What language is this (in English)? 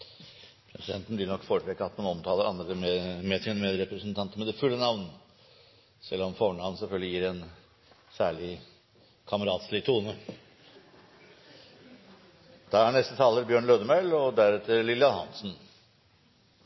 Norwegian